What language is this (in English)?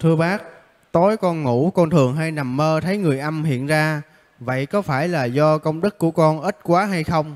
Vietnamese